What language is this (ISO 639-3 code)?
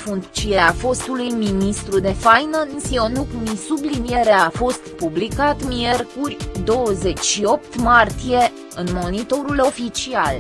ron